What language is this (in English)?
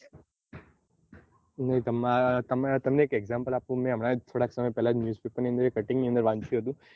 Gujarati